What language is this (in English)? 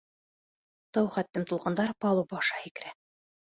Bashkir